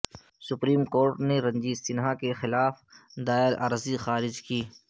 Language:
Urdu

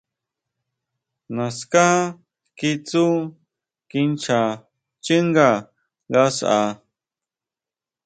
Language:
Huautla Mazatec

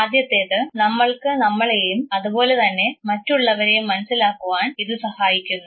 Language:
Malayalam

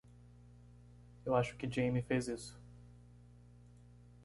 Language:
Portuguese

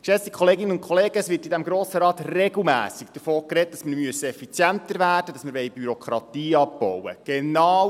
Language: Swiss German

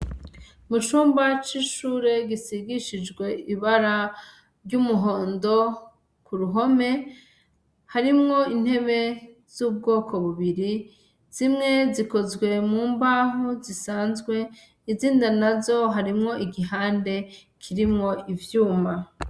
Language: Rundi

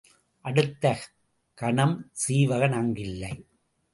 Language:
Tamil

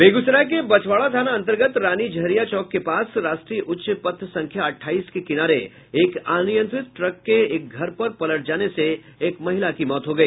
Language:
Hindi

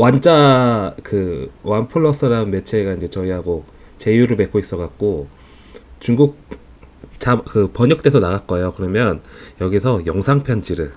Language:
Korean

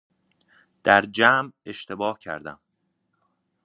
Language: Persian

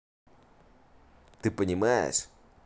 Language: Russian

